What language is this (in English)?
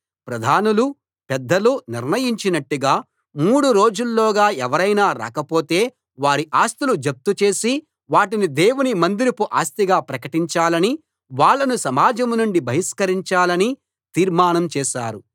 Telugu